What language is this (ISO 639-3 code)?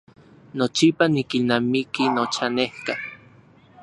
ncx